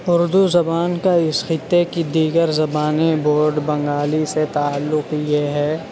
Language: Urdu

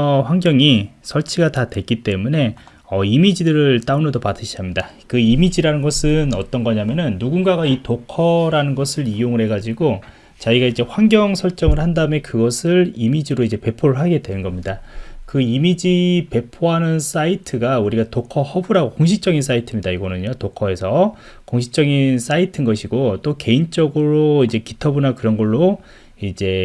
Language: Korean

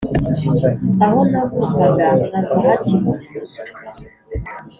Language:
Kinyarwanda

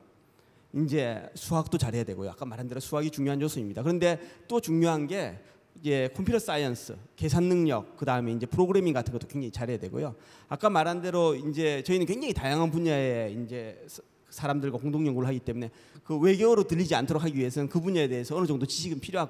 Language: Korean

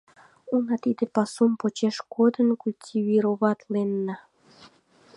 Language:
Mari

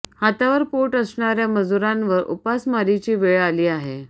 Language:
Marathi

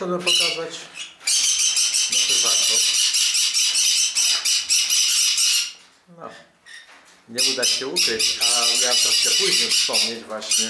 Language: Polish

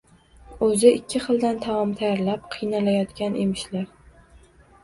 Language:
Uzbek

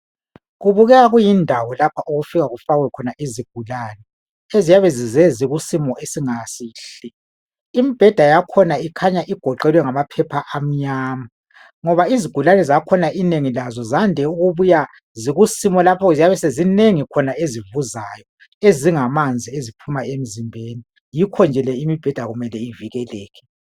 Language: North Ndebele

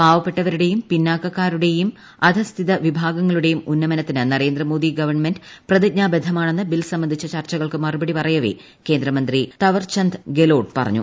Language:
Malayalam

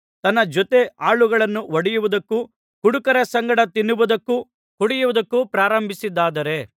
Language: Kannada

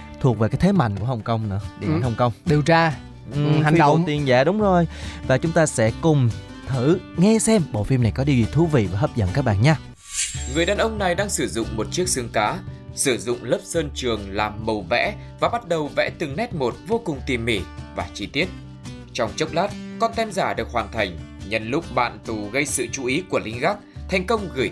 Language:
Vietnamese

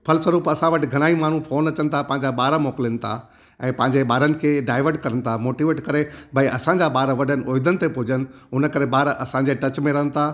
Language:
Sindhi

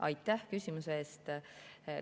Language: Estonian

